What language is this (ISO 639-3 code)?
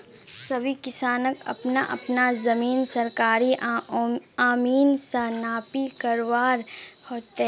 mag